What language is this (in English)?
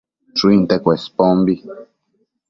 Matsés